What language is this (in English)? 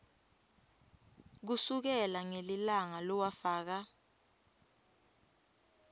Swati